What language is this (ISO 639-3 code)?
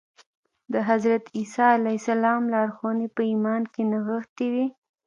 pus